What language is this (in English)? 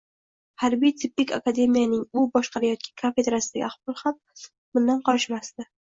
Uzbek